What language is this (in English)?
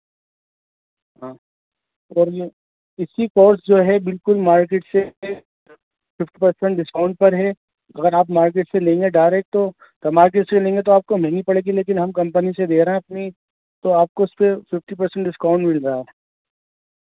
Urdu